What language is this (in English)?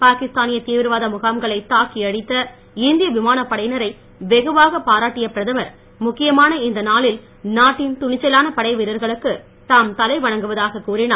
Tamil